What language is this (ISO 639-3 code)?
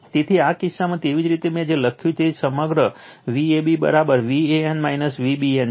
guj